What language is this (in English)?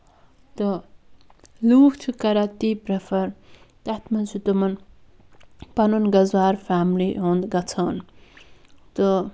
Kashmiri